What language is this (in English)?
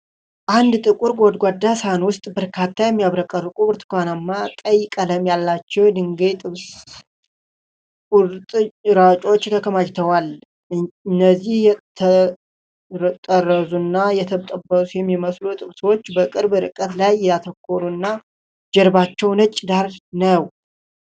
Amharic